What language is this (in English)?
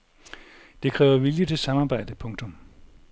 Danish